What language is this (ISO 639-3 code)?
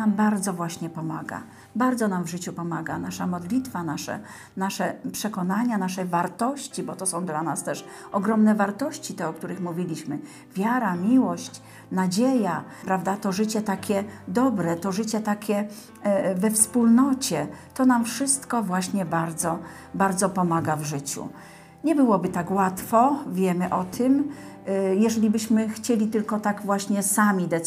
pol